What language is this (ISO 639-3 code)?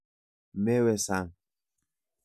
kln